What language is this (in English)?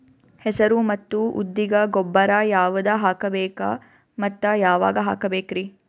Kannada